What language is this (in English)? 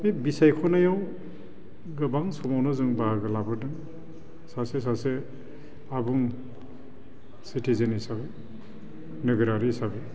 Bodo